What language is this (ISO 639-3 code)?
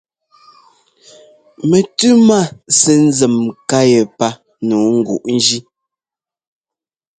jgo